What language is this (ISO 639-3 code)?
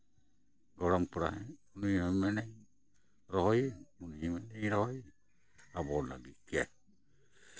sat